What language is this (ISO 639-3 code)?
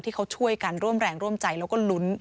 tha